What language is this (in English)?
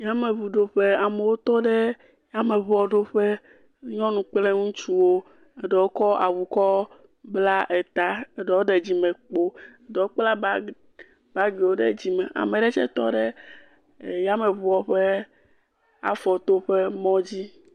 Ewe